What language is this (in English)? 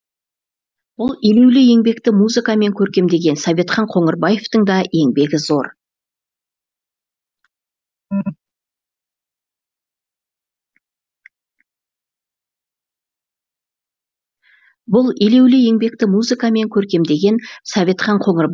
Kazakh